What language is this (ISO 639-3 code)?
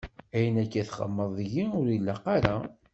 kab